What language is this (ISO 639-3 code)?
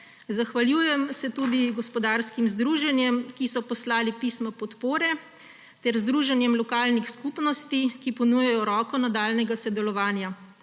slv